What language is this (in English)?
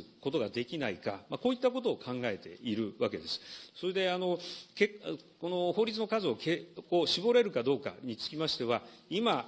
Japanese